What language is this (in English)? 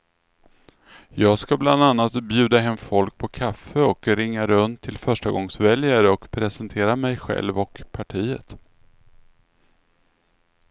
Swedish